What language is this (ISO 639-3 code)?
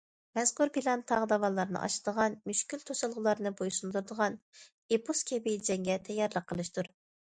uig